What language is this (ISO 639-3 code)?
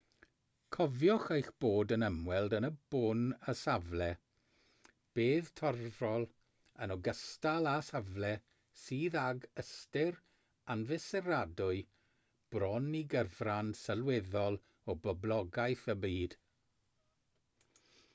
cym